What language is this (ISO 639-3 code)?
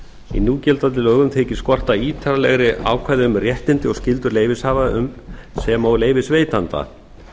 isl